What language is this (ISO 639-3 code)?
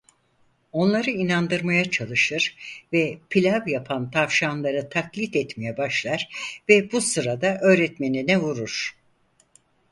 tur